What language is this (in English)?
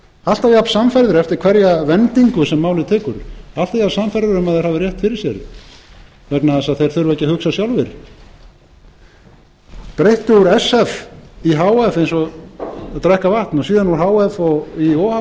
Icelandic